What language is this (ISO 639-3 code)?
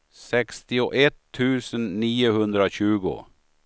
swe